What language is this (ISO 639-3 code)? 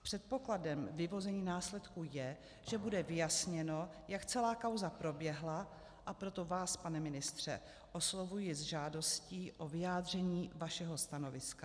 ces